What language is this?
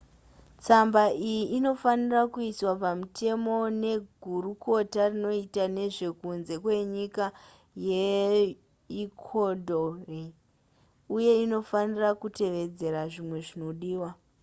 Shona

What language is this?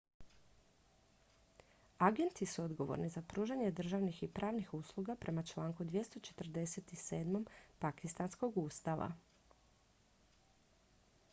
Croatian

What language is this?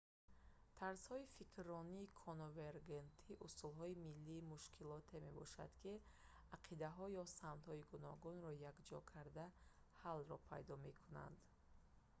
Tajik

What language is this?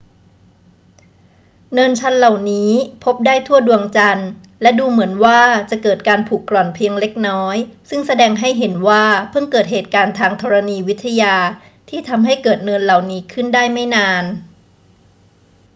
Thai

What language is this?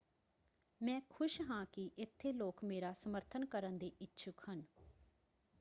Punjabi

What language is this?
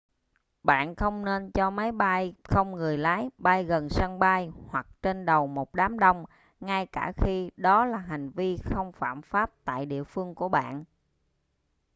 Vietnamese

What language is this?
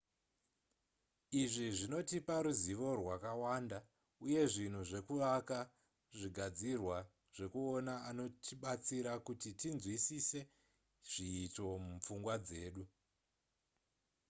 Shona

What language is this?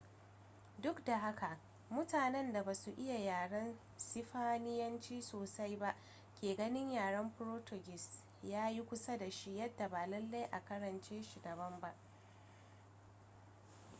Hausa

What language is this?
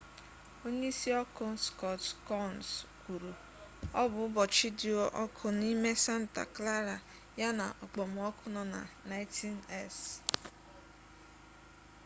Igbo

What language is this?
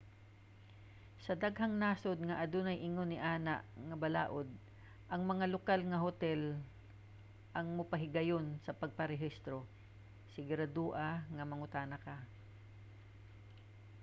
Cebuano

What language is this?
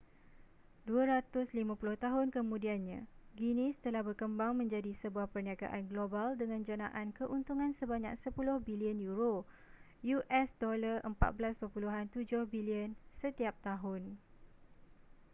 Malay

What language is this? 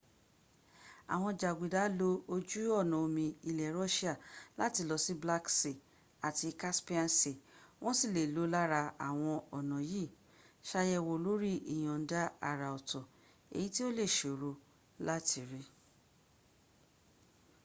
Yoruba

